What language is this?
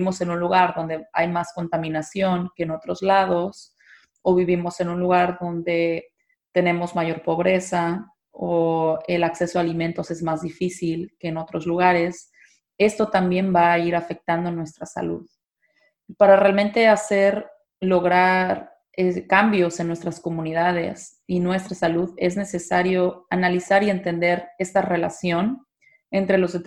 Spanish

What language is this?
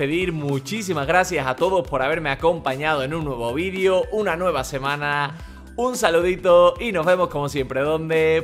Spanish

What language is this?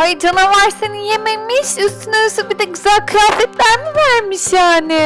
Turkish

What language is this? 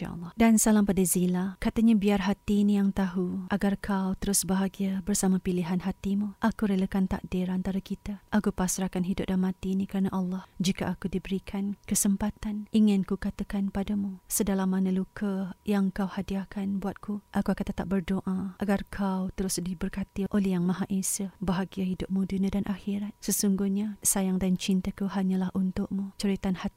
Malay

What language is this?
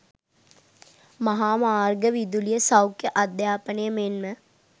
Sinhala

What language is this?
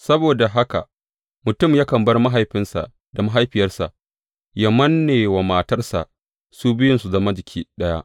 Hausa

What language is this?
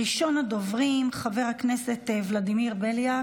Hebrew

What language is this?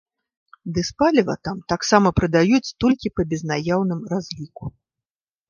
Belarusian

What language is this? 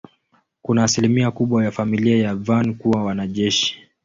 Swahili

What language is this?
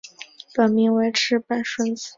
Chinese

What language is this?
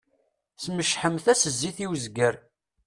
Kabyle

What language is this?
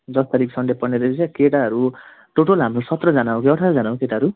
Nepali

